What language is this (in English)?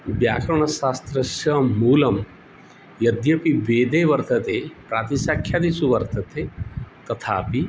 Sanskrit